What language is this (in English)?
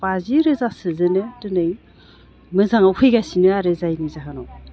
Bodo